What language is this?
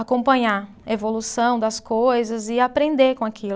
Portuguese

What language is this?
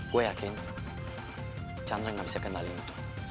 Indonesian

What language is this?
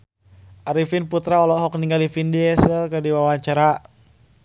Sundanese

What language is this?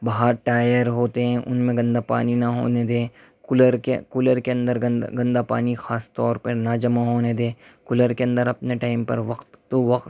Urdu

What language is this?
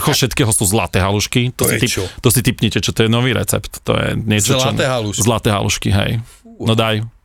Slovak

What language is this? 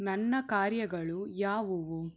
Kannada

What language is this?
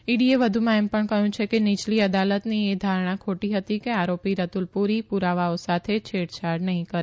Gujarati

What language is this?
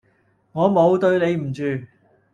Cantonese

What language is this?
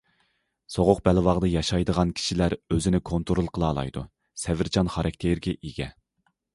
Uyghur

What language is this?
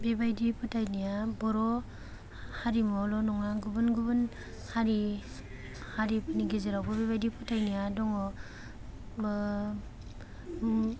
Bodo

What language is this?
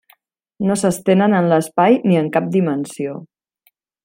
Catalan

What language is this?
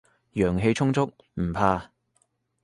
Cantonese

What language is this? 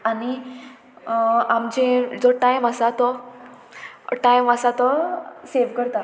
Konkani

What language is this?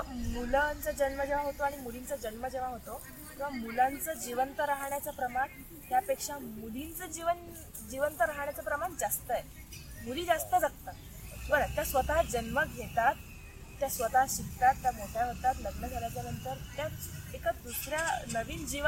Marathi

